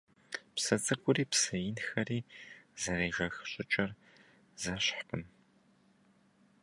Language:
Kabardian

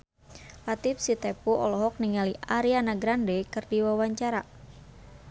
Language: Sundanese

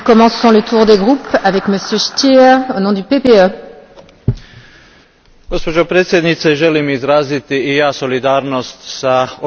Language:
Croatian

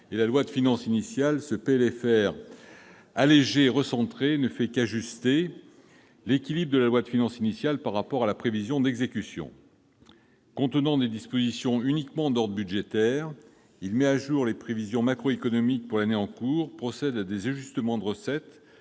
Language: French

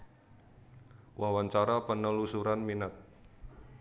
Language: Javanese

